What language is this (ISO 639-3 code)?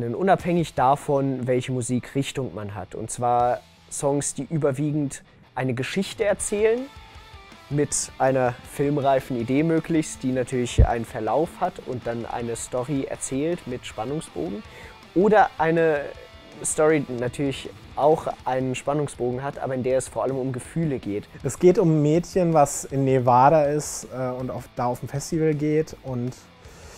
deu